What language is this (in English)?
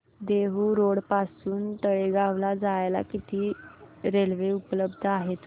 Marathi